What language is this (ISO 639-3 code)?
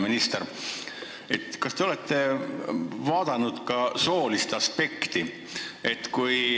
est